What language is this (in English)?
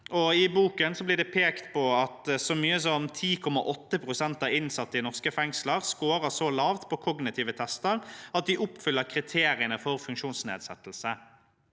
Norwegian